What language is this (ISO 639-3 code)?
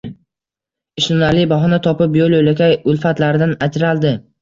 uzb